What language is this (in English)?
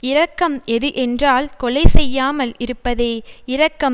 Tamil